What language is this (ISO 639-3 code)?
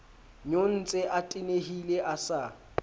sot